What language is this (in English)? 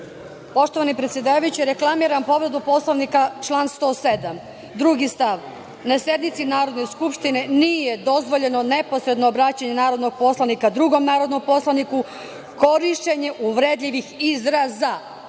Serbian